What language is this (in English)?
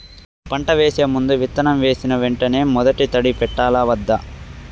Telugu